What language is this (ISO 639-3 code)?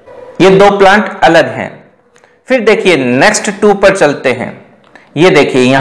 hin